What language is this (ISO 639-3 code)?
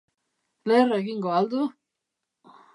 eus